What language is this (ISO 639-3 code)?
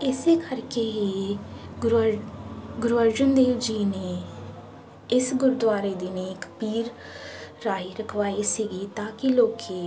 pan